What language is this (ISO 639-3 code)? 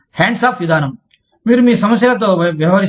tel